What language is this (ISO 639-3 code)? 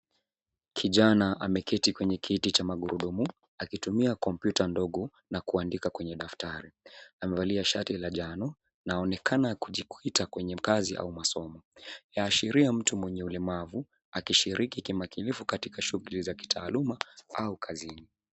swa